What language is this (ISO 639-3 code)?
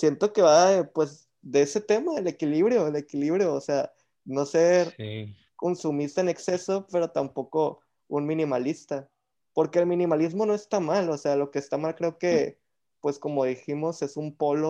spa